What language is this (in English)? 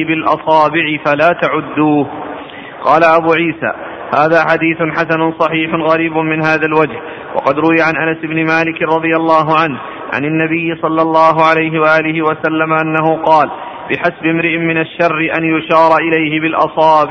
Arabic